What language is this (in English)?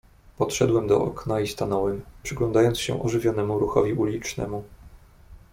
Polish